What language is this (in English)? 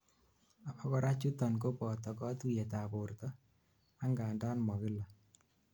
Kalenjin